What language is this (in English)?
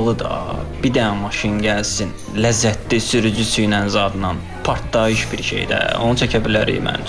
Azerbaijani